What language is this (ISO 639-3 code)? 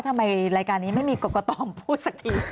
tha